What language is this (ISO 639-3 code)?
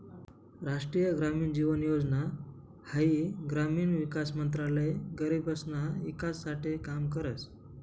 mar